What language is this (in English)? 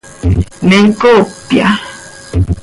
Seri